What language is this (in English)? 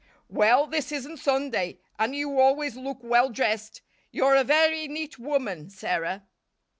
English